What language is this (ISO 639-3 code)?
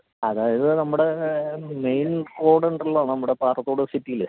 mal